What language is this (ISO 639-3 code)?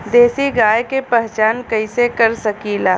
bho